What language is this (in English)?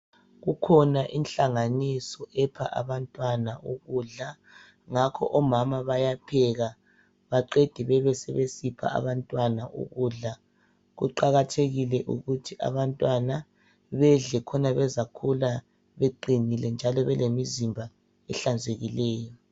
North Ndebele